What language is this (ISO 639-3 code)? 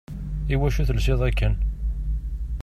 kab